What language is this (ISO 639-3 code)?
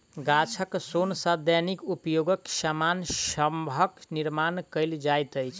mai